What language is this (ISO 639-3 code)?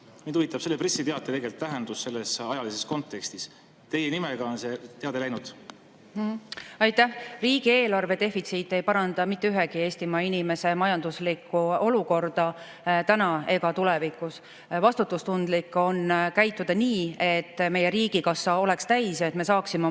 est